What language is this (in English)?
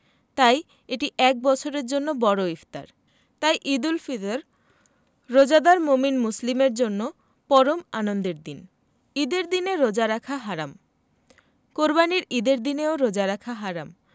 Bangla